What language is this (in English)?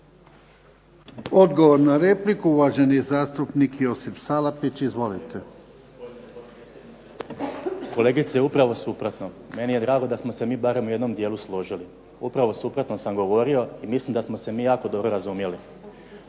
Croatian